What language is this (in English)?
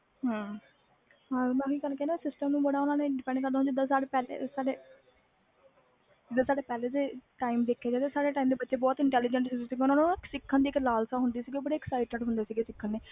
Punjabi